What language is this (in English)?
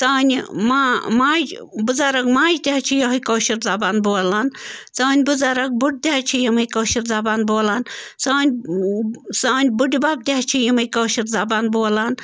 Kashmiri